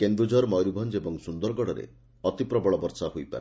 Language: Odia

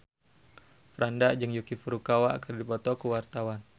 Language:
Sundanese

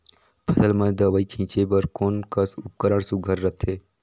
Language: Chhattisgarhi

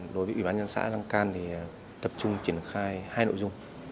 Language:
Vietnamese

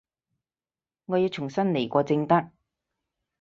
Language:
Cantonese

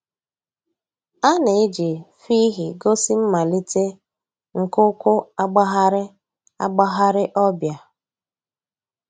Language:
Igbo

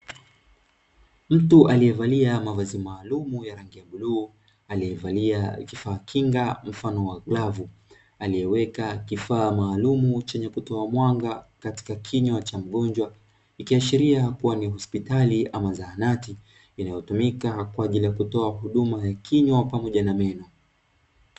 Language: Swahili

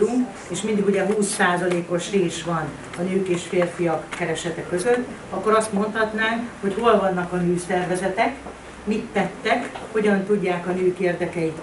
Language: Hungarian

